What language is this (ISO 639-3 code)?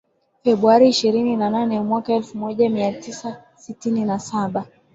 swa